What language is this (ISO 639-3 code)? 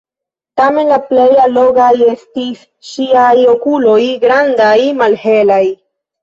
epo